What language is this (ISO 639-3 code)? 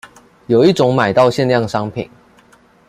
zho